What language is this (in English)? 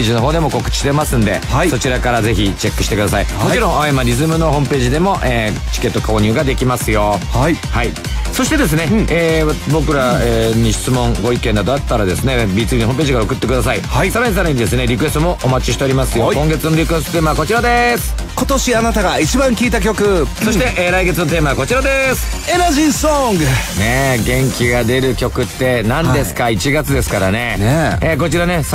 Japanese